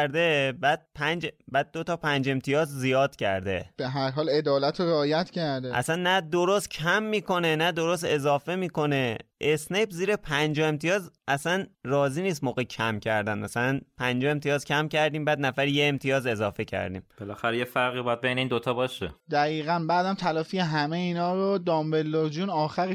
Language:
Persian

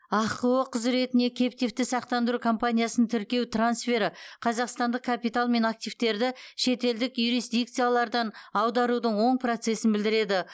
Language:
Kazakh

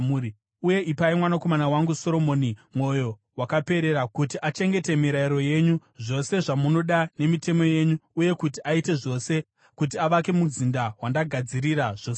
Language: Shona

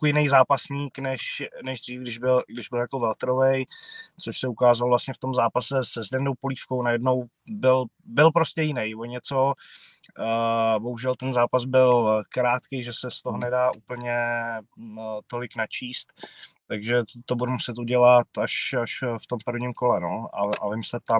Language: Czech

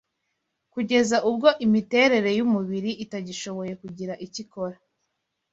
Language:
Kinyarwanda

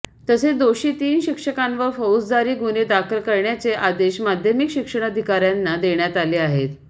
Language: Marathi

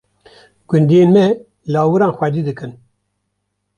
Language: Kurdish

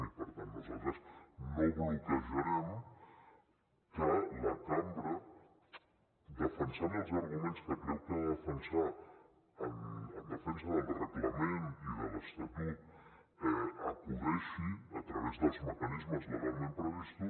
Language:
Catalan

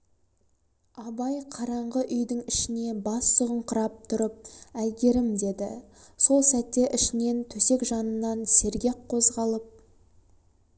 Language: Kazakh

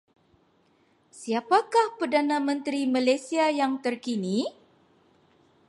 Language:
Malay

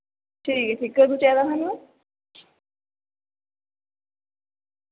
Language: Dogri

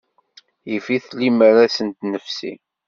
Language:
Kabyle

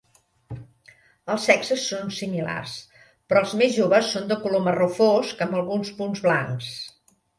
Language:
Catalan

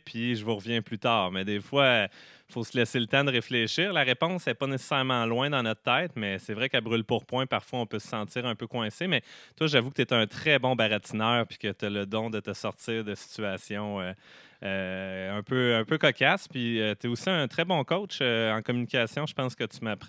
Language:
French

